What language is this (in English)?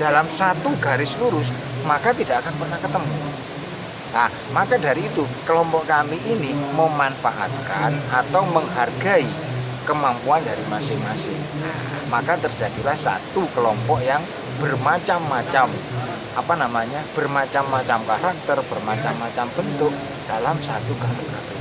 Indonesian